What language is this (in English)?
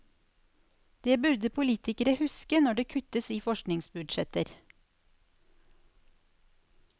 Norwegian